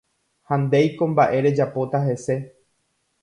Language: Guarani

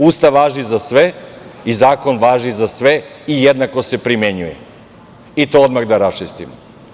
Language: Serbian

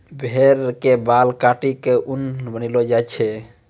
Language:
Maithili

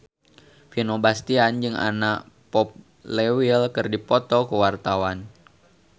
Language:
Sundanese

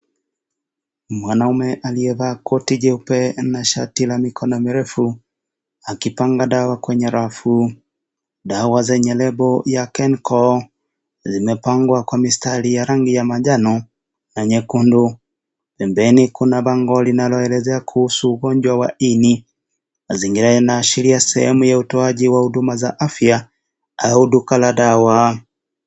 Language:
Swahili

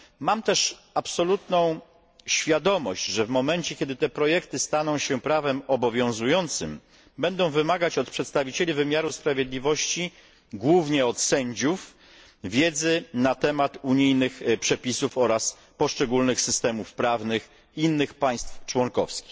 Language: Polish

